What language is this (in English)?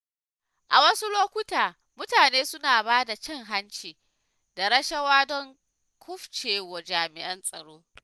Hausa